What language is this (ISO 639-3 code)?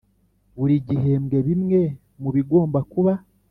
kin